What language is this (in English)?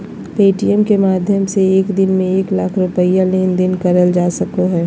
Magahi